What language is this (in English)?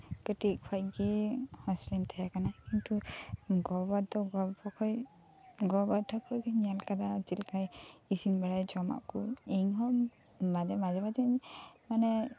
Santali